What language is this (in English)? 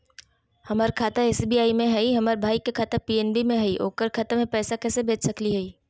Magahi